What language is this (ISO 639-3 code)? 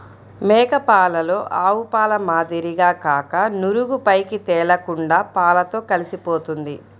tel